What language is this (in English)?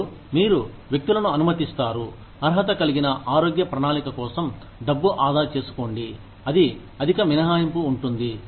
Telugu